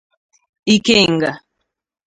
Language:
Igbo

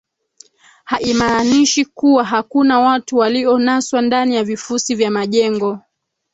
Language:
Swahili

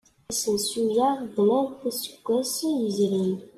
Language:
Kabyle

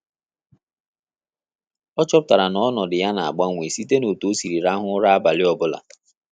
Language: Igbo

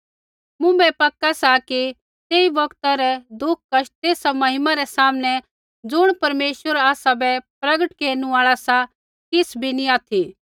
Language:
Kullu Pahari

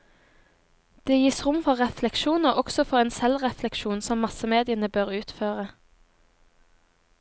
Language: Norwegian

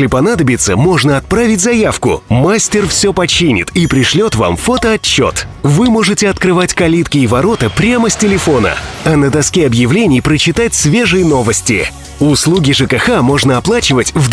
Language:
Russian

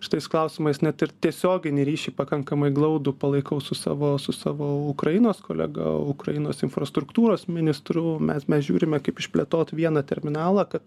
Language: Lithuanian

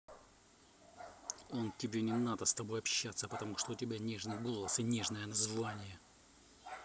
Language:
Russian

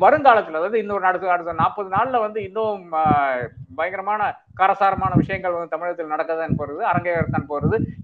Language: Tamil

